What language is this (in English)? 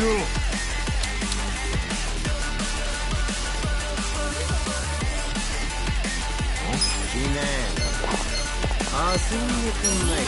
Japanese